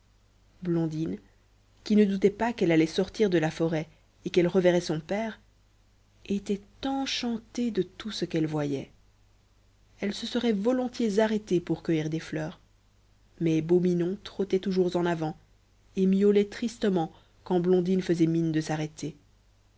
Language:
French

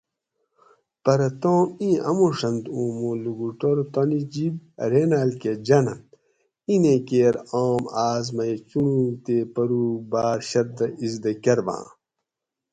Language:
Gawri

